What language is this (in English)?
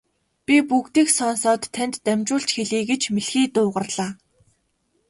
Mongolian